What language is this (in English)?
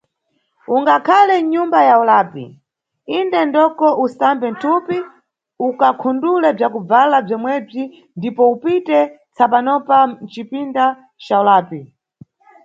Nyungwe